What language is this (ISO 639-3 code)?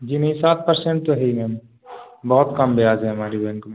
hin